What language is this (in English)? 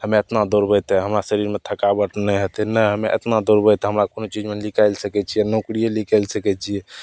Maithili